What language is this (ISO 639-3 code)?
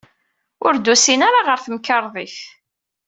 kab